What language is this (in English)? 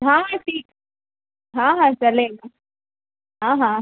Hindi